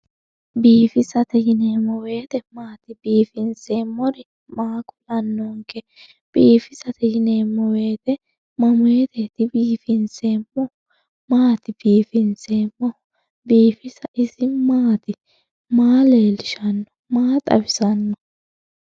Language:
Sidamo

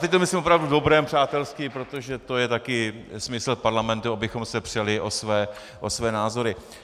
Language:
Czech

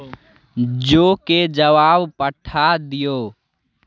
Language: Maithili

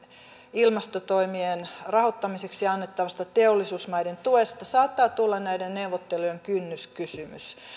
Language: Finnish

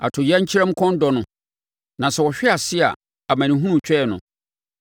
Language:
Akan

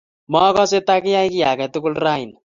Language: Kalenjin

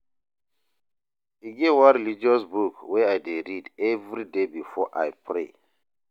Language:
Nigerian Pidgin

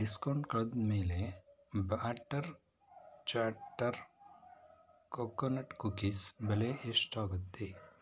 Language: Kannada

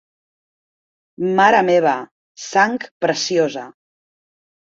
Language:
Catalan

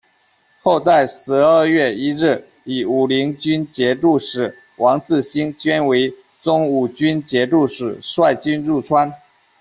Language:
Chinese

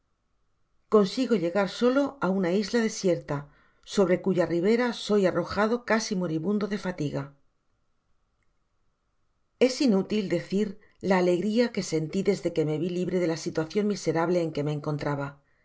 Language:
Spanish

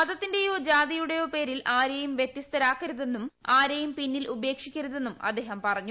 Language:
Malayalam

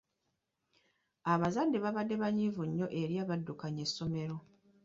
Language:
Ganda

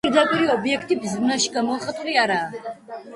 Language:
Georgian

